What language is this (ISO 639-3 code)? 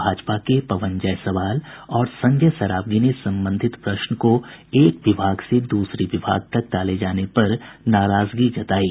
hin